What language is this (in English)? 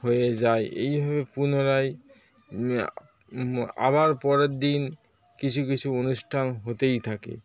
Bangla